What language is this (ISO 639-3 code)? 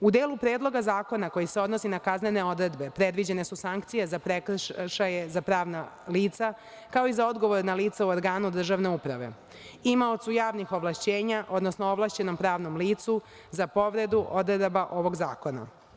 srp